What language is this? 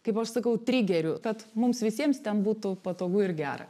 Lithuanian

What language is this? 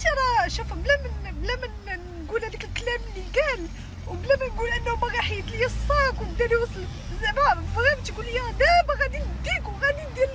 Arabic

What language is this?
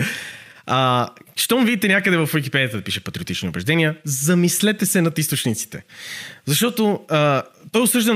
Bulgarian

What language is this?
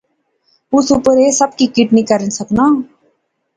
Pahari-Potwari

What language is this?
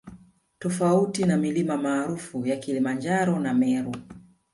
Swahili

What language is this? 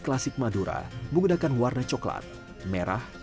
Indonesian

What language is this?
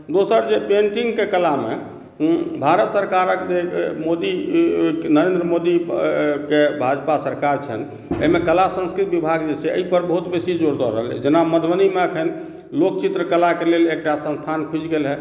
Maithili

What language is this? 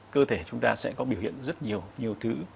Vietnamese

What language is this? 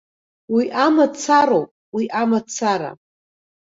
Abkhazian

